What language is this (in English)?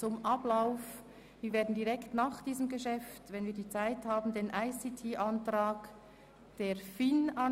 Swiss German